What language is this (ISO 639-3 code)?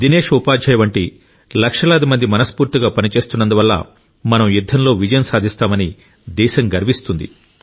tel